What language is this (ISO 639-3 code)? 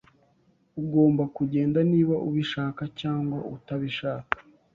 kin